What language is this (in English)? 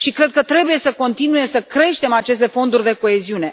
Romanian